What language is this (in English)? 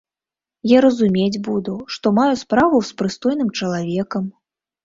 Belarusian